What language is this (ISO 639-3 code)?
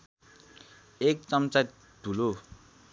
nep